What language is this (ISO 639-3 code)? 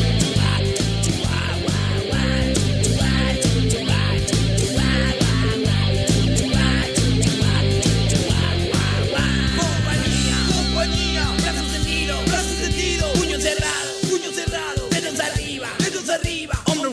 ita